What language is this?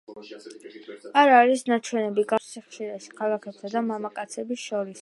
Georgian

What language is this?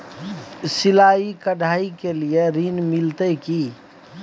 Maithili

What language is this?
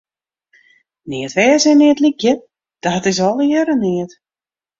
Western Frisian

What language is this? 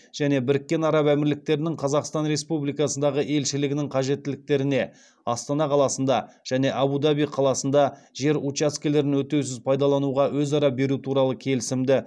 Kazakh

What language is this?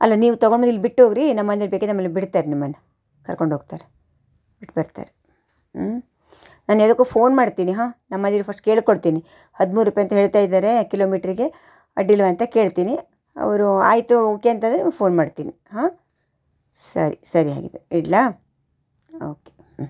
Kannada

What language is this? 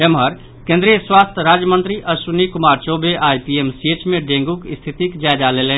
Maithili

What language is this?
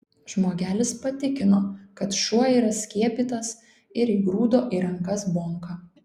Lithuanian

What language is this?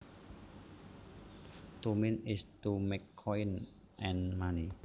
Javanese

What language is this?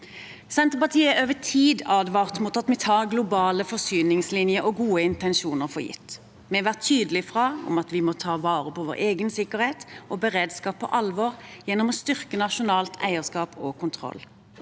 Norwegian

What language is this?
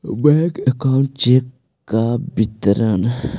Magahi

